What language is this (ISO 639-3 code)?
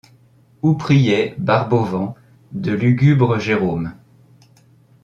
fra